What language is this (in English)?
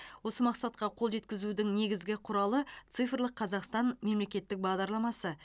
Kazakh